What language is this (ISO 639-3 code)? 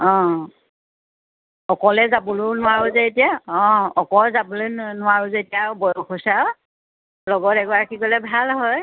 asm